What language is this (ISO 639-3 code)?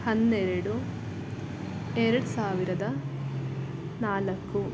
kan